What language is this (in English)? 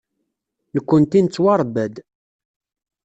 Kabyle